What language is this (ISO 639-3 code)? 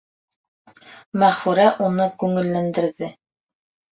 bak